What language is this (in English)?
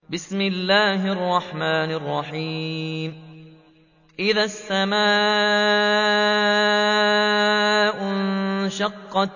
Arabic